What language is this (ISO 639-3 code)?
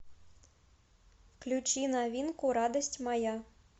rus